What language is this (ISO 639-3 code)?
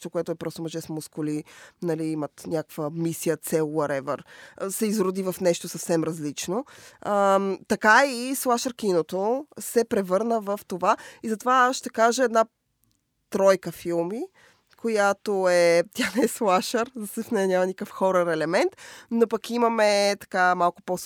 bul